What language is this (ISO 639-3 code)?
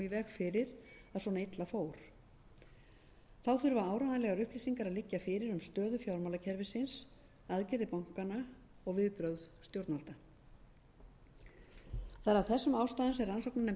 isl